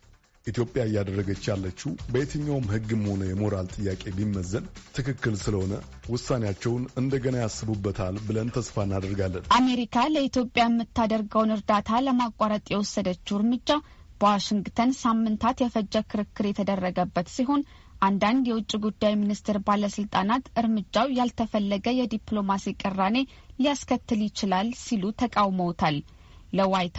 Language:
Amharic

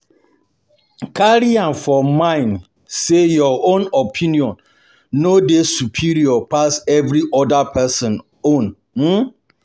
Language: Nigerian Pidgin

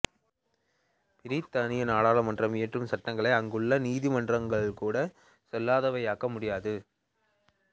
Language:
Tamil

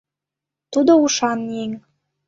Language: Mari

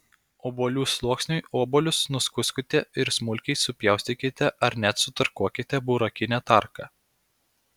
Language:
Lithuanian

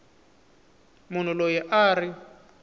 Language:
Tsonga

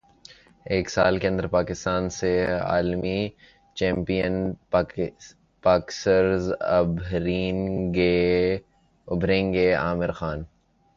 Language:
Urdu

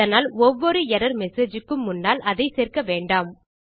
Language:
Tamil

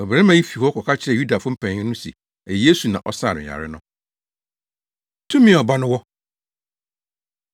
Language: Akan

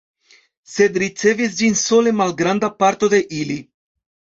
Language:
Esperanto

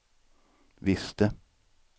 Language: Swedish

